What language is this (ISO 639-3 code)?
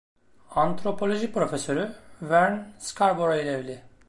tur